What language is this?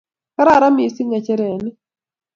Kalenjin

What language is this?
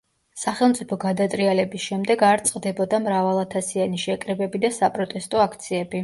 Georgian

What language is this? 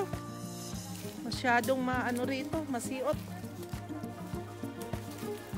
Filipino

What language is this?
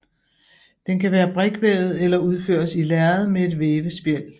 Danish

